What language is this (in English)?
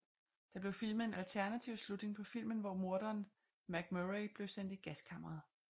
Danish